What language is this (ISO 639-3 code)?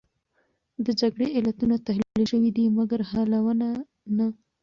pus